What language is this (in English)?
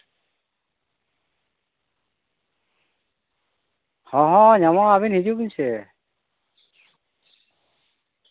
Santali